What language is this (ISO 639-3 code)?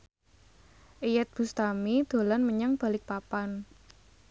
jav